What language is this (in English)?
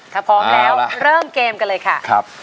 Thai